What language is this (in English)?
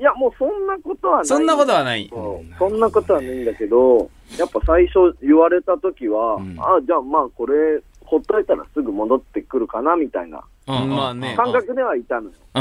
Japanese